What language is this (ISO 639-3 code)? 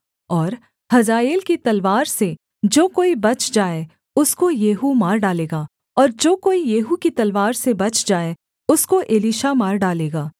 hin